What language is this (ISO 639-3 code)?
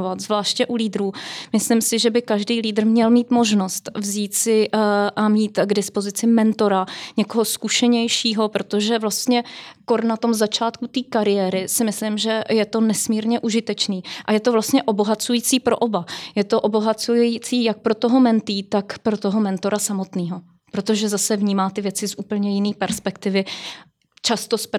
ces